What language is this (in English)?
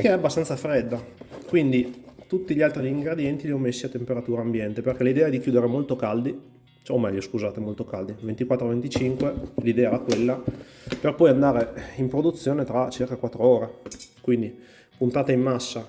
Italian